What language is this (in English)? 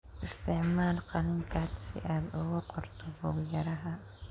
Somali